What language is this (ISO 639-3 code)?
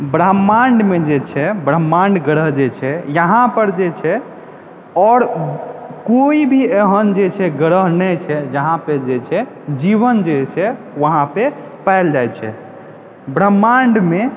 mai